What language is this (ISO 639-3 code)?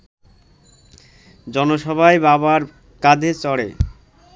ben